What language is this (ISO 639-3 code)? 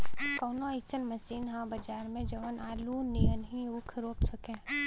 bho